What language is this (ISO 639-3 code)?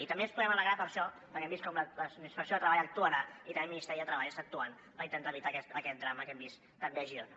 cat